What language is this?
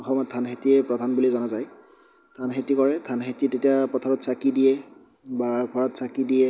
Assamese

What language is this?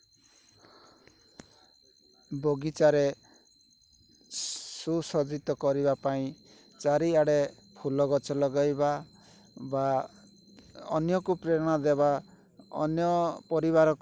Odia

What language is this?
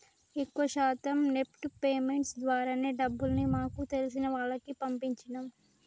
Telugu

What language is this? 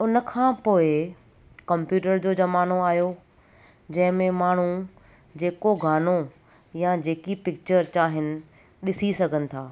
Sindhi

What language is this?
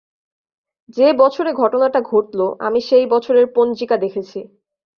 Bangla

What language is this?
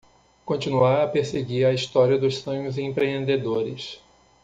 Portuguese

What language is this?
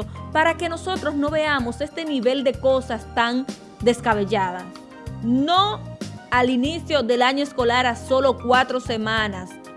Spanish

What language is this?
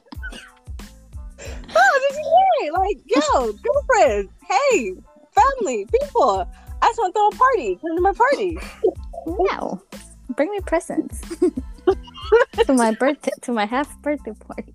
English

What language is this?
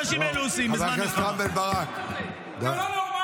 Hebrew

